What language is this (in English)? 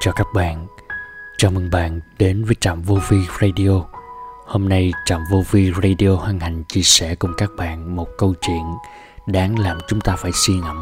Vietnamese